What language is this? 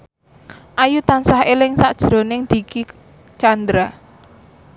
Javanese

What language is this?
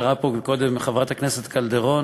Hebrew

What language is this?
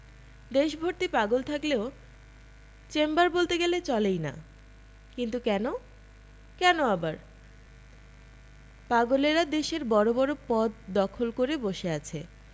Bangla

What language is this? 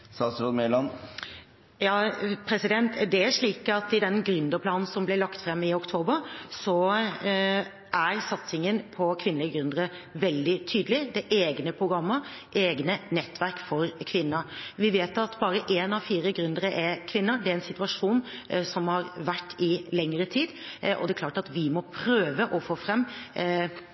Norwegian Bokmål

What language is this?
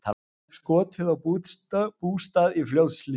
Icelandic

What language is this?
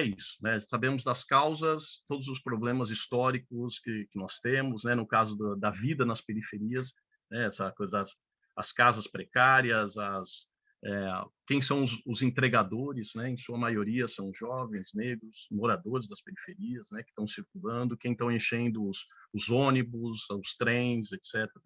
Portuguese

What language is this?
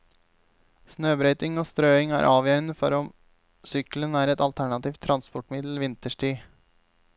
Norwegian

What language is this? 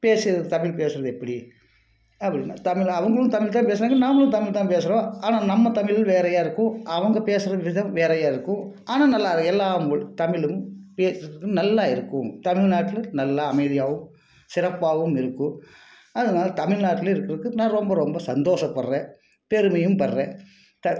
Tamil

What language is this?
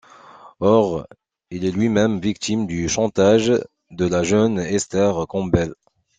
French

